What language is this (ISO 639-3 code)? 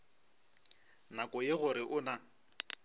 nso